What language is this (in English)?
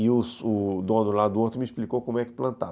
Portuguese